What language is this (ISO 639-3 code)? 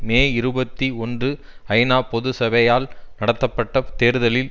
tam